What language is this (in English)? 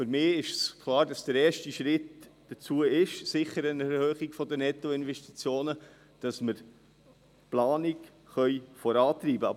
Swiss German